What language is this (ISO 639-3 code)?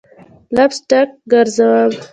pus